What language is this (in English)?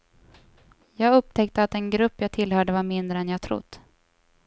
Swedish